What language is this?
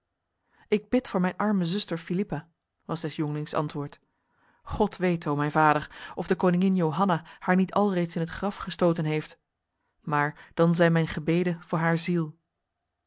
Dutch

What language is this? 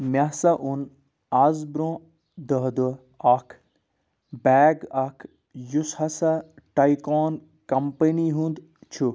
Kashmiri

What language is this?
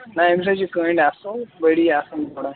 Kashmiri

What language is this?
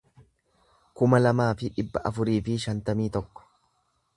Oromo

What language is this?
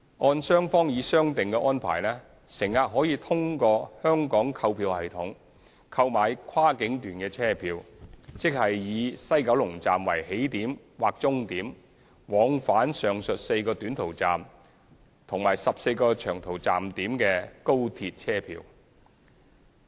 Cantonese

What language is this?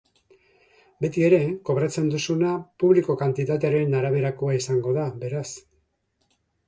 Basque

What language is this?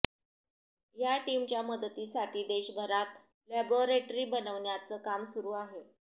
Marathi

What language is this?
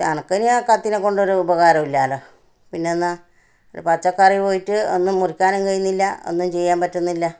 Malayalam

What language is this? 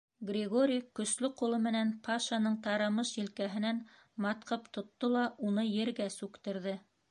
Bashkir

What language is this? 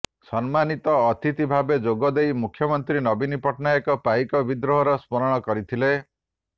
Odia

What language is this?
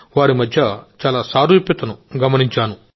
Telugu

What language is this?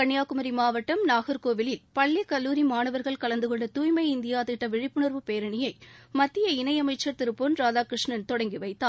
Tamil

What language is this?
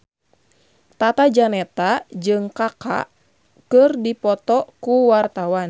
Sundanese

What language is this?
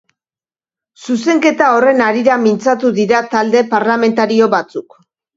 Basque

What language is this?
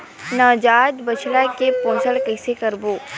Chhattisgarhi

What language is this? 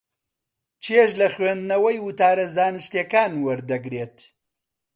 Central Kurdish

